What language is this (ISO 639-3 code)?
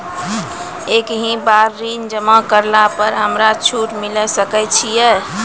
mai